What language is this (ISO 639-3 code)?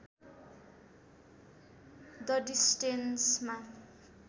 nep